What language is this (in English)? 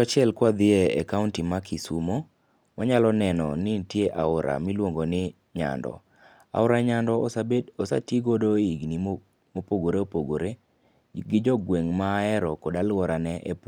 Luo (Kenya and Tanzania)